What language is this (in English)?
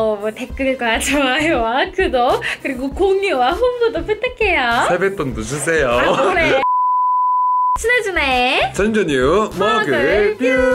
Korean